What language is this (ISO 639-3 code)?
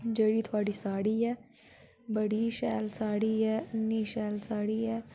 doi